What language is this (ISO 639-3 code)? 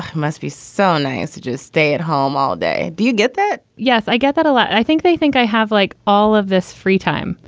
eng